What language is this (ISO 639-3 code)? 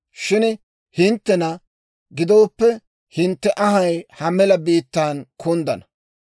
dwr